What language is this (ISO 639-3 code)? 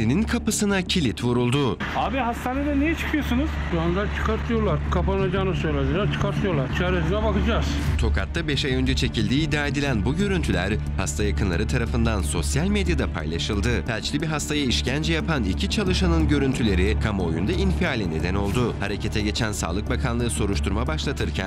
tur